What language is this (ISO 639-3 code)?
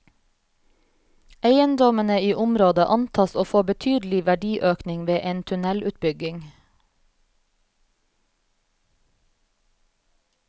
nor